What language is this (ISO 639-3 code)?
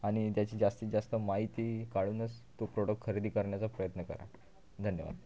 mar